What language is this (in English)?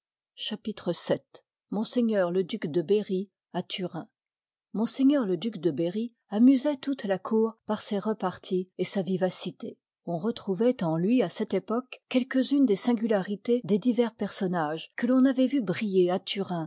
French